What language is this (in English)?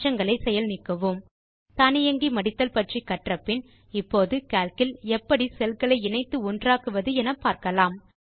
Tamil